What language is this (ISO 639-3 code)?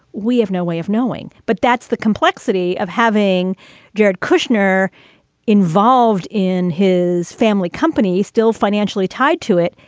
eng